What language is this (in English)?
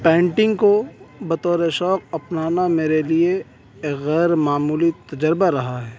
Urdu